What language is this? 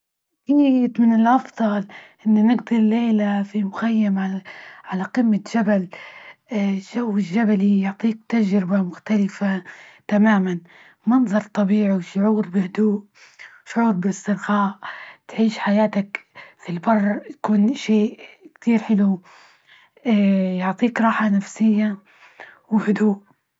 Libyan Arabic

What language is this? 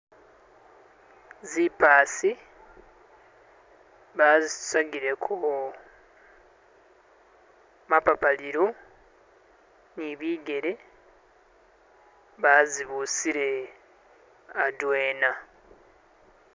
Masaaba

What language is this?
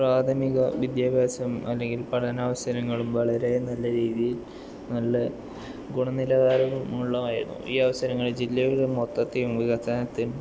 Malayalam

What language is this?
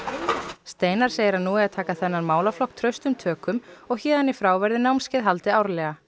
Icelandic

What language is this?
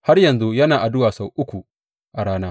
Hausa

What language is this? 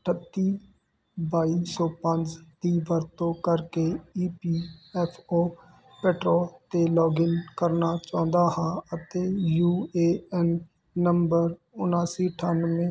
Punjabi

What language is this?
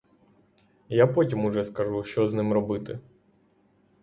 Ukrainian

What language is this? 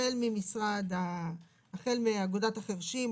Hebrew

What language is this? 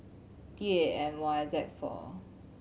English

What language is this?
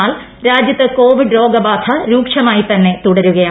Malayalam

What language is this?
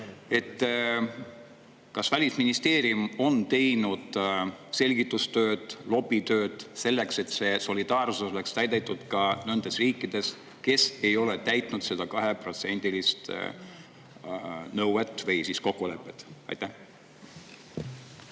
Estonian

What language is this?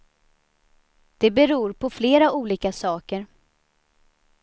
Swedish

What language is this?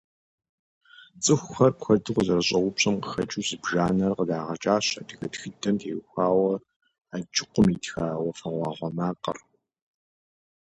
Kabardian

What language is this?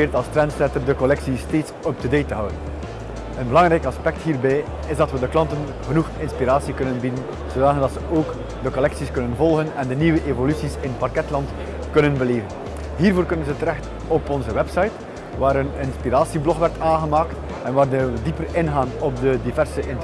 Dutch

